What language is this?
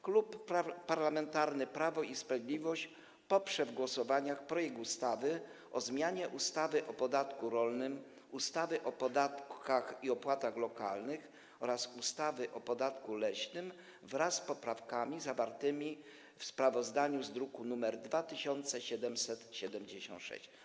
Polish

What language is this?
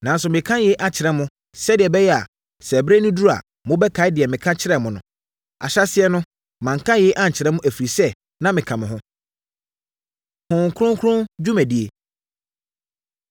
Akan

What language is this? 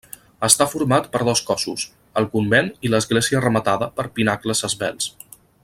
Catalan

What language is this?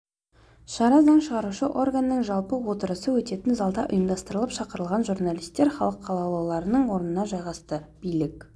Kazakh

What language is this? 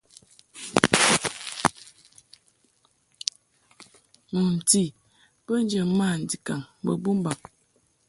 Mungaka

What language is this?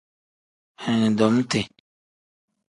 Tem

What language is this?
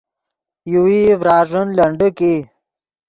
Yidgha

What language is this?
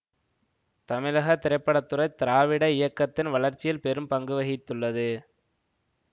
Tamil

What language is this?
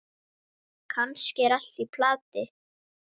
Icelandic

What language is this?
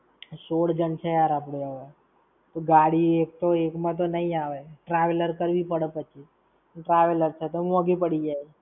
Gujarati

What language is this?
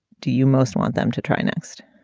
English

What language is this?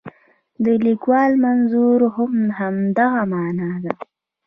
Pashto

